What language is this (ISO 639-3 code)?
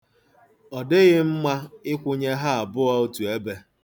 ibo